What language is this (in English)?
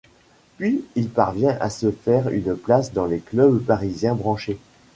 French